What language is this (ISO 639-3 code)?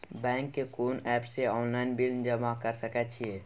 mai